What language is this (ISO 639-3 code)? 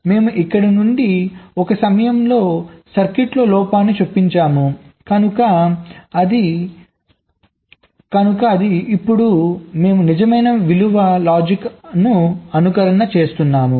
tel